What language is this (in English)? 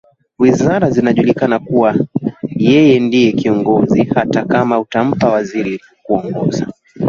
Swahili